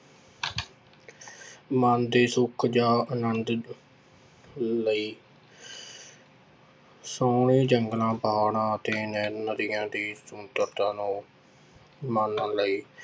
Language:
Punjabi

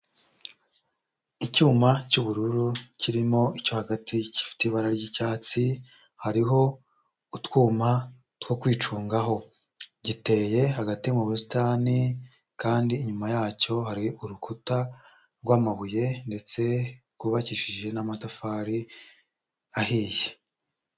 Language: Kinyarwanda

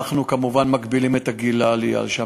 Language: Hebrew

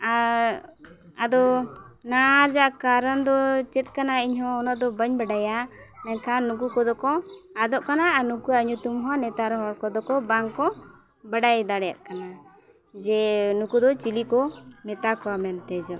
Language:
Santali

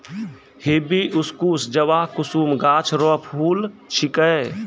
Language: Maithili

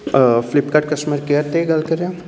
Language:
Punjabi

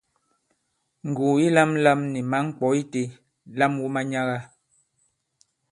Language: Bankon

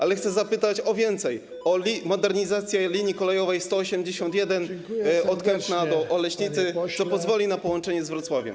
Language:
Polish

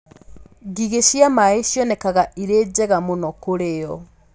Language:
Kikuyu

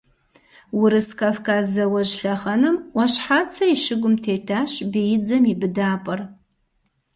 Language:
Kabardian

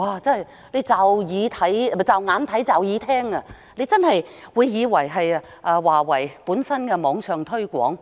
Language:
Cantonese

